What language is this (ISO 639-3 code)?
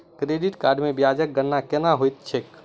mai